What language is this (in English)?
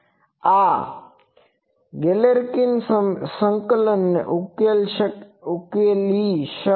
Gujarati